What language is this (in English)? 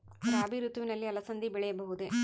Kannada